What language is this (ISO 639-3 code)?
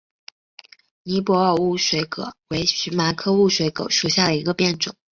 zho